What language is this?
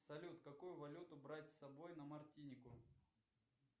Russian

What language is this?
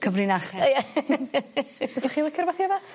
Welsh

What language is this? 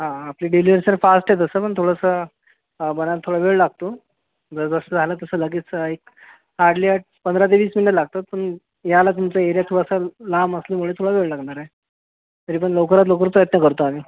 Marathi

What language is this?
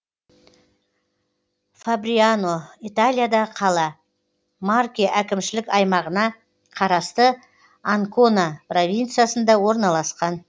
Kazakh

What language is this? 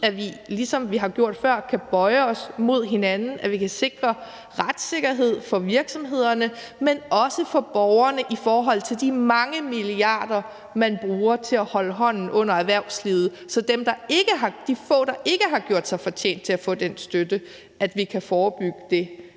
Danish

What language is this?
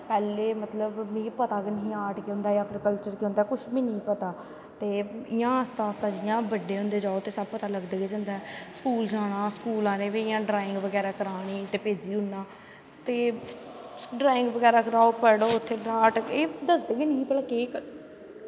Dogri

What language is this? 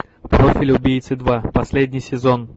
Russian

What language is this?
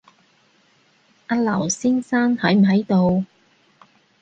Cantonese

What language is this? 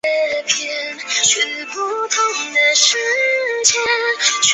Chinese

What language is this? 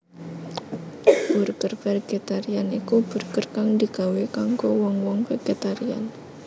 Javanese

